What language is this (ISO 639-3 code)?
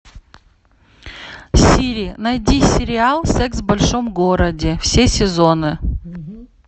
rus